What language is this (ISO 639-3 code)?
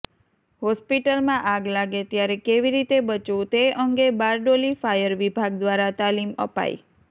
guj